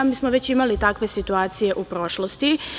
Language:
Serbian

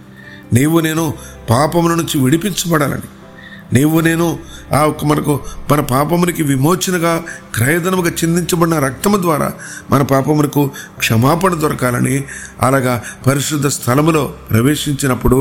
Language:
Telugu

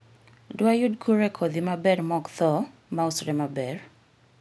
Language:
Luo (Kenya and Tanzania)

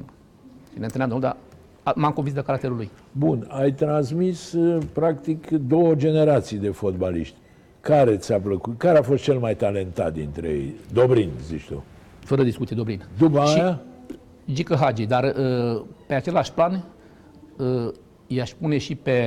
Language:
Romanian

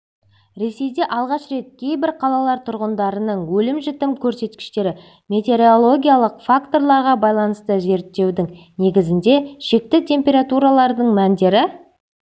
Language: Kazakh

